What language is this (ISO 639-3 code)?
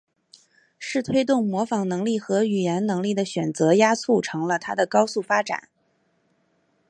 zho